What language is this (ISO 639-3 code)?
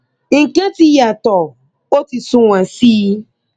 yor